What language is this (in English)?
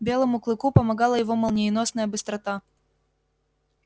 Russian